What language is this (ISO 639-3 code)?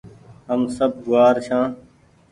gig